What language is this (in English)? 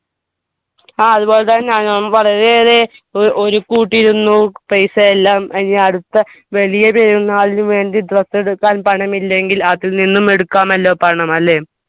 Malayalam